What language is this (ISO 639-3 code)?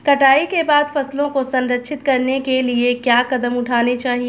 hin